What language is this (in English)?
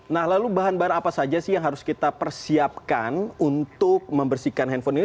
Indonesian